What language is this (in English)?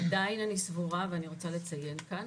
Hebrew